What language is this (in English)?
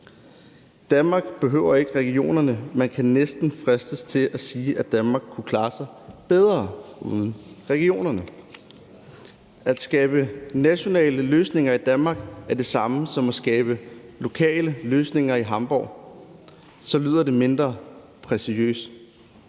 Danish